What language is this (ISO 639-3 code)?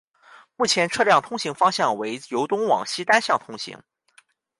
zho